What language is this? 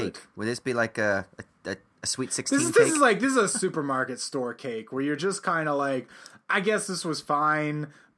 English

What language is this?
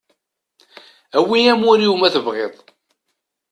Kabyle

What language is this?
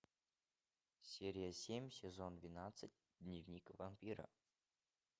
Russian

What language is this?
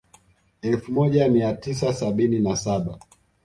Swahili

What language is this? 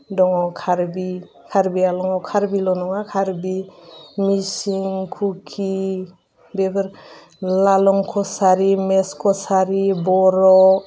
Bodo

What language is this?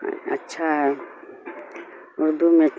Urdu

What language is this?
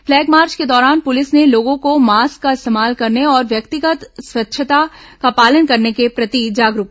Hindi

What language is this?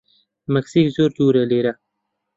Central Kurdish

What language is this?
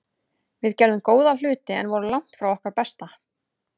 Icelandic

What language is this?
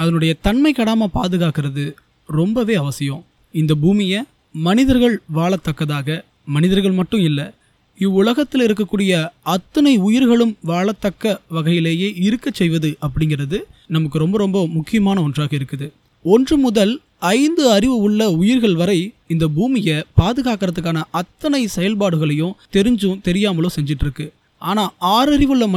Tamil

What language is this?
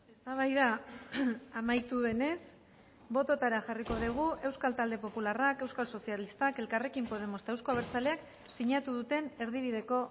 Basque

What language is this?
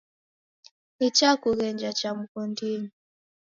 Taita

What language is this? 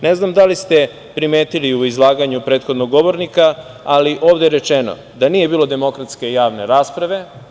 Serbian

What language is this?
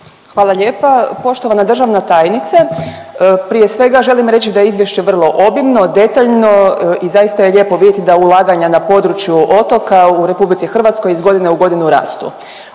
Croatian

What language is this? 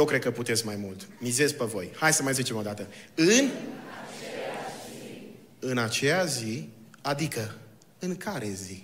Romanian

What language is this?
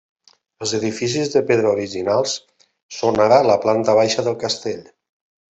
Catalan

